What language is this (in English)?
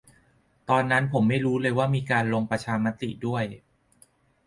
Thai